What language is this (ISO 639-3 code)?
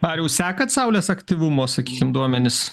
lit